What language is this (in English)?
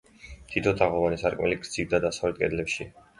Georgian